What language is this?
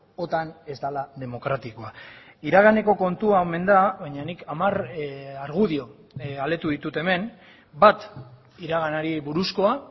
Basque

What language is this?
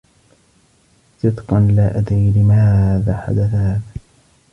Arabic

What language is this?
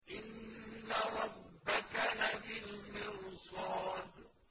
Arabic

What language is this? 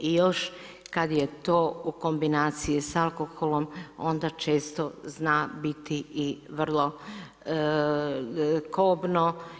Croatian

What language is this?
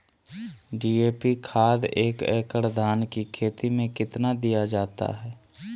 Magahi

